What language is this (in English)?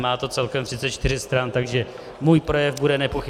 Czech